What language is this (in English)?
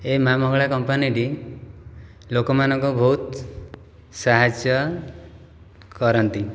Odia